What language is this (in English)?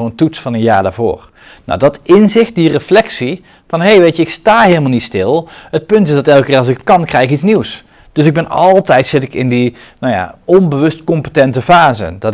Dutch